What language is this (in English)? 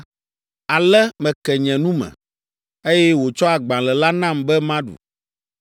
Ewe